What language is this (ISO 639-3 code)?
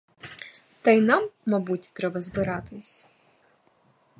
ukr